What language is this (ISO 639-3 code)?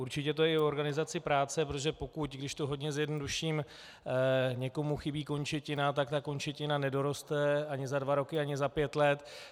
ces